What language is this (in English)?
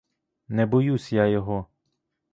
Ukrainian